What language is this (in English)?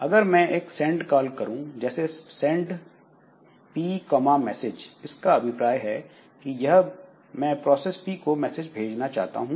Hindi